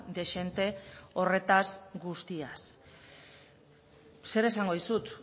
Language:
Basque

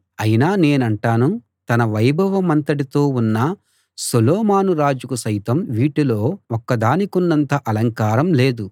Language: Telugu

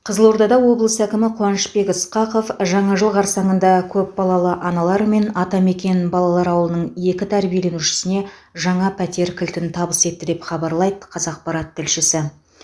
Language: Kazakh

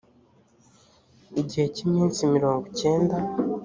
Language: Kinyarwanda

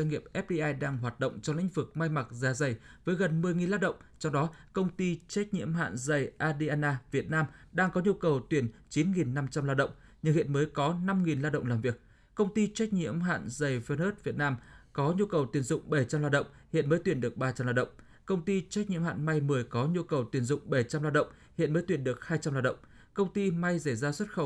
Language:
Vietnamese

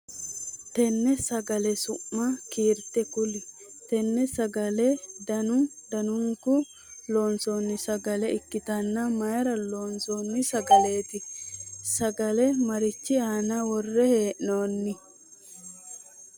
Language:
Sidamo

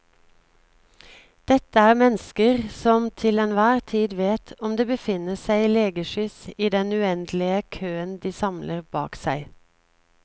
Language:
Norwegian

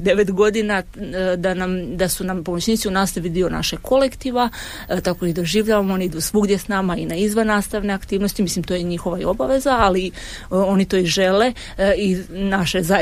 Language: Croatian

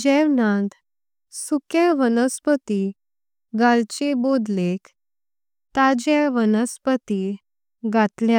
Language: Konkani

